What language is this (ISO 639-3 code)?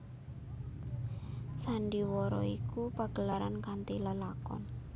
jav